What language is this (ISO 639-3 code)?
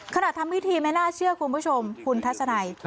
tha